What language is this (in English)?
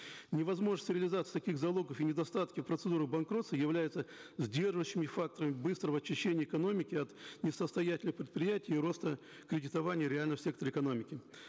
Kazakh